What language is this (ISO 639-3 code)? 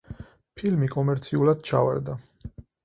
kat